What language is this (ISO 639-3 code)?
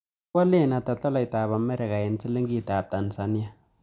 kln